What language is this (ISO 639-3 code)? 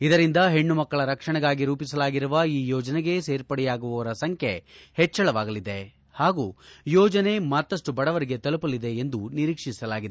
kan